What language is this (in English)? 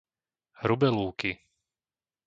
Slovak